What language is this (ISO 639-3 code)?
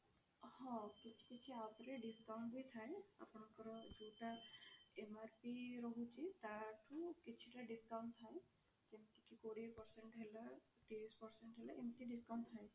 ori